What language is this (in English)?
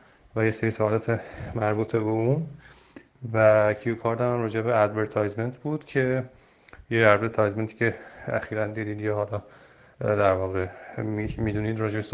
Persian